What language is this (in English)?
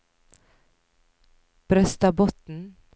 Norwegian